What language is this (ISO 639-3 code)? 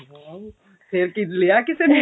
pan